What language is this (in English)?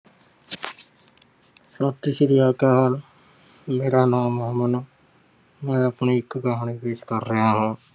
Punjabi